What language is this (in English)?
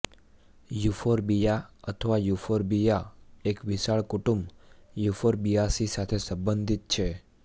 Gujarati